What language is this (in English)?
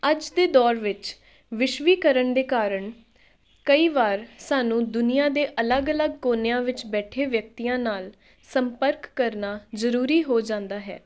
Punjabi